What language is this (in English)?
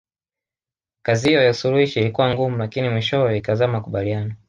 Swahili